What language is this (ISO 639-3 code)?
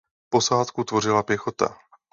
ces